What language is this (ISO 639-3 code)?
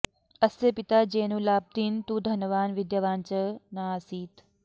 san